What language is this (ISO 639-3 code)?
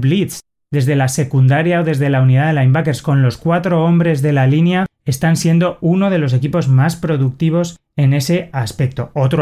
spa